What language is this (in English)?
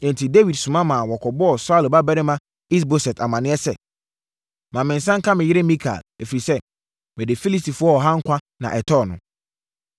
Akan